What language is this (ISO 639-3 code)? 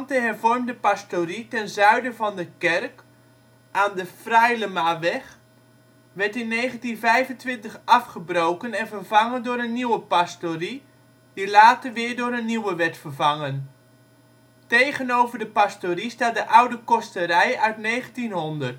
nld